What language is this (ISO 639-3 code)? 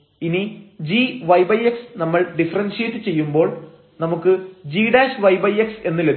mal